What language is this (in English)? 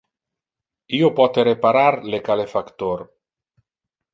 Interlingua